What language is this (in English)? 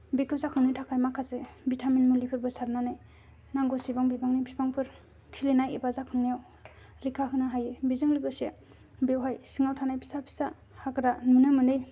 Bodo